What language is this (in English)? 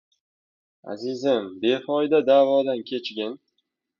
Uzbek